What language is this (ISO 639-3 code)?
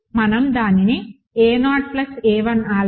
tel